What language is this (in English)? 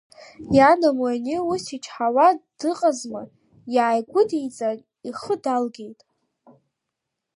Abkhazian